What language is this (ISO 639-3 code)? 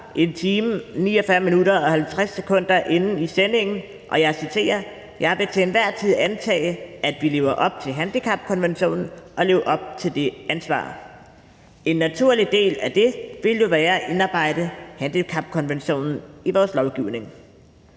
dan